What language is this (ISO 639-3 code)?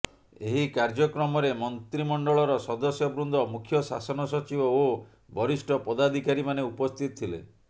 ori